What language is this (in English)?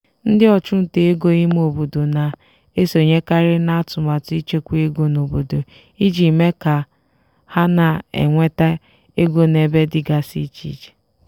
Igbo